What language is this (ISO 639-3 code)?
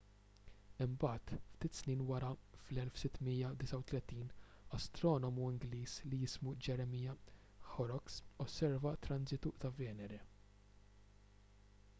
mlt